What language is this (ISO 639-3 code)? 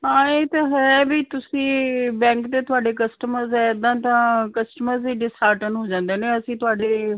pan